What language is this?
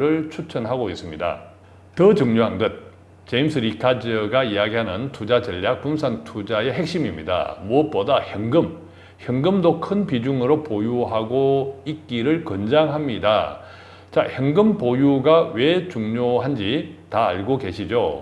Korean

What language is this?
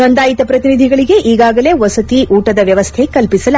Kannada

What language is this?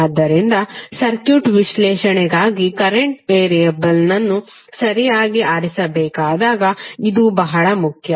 Kannada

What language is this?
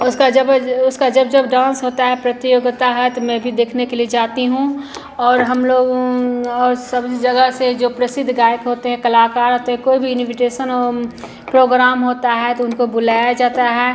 Hindi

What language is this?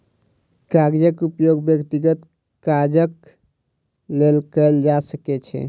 Maithili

